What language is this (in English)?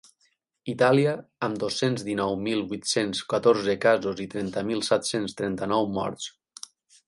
Catalan